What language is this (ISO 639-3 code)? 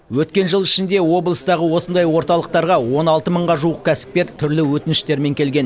kaz